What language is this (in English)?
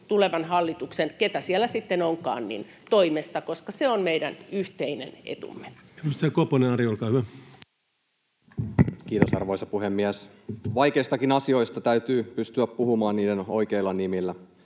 Finnish